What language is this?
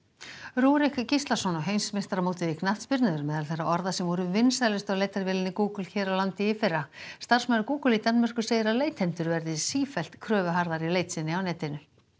Icelandic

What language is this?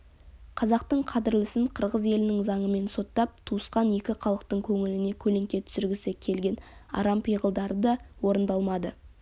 Kazakh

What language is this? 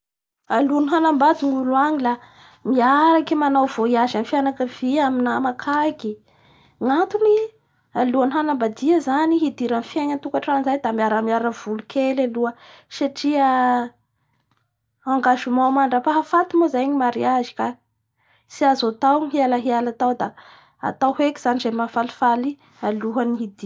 Bara Malagasy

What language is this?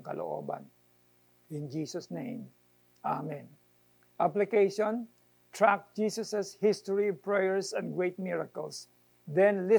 Filipino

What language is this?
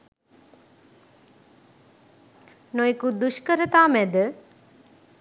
Sinhala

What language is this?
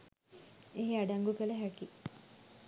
Sinhala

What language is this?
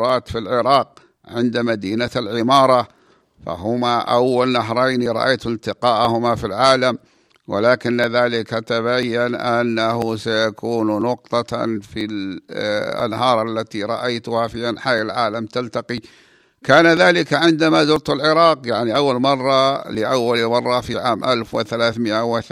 Arabic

